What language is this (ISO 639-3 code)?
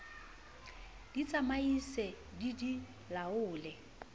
sot